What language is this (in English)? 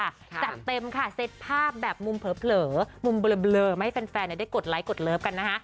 Thai